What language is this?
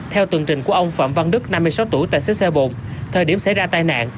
Vietnamese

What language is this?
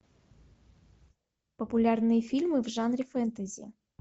Russian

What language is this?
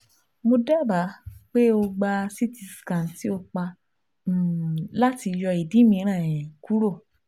Yoruba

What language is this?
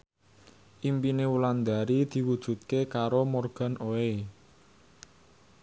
Javanese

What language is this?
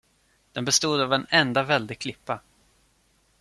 Swedish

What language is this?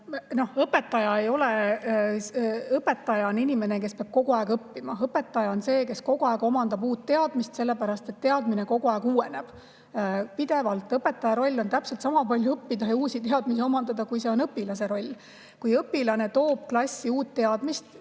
Estonian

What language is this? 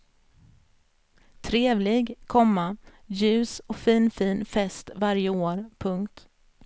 Swedish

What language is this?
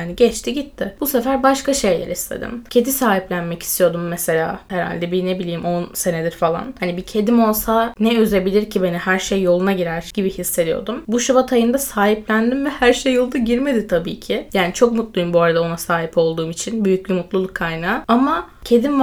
Turkish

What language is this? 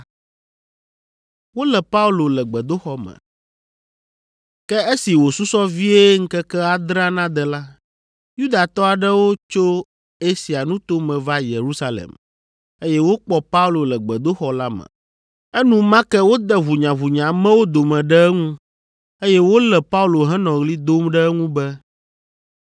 Ewe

